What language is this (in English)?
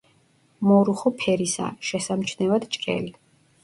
Georgian